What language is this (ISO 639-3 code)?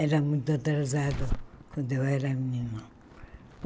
por